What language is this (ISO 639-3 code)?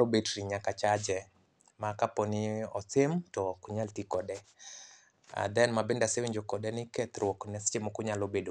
luo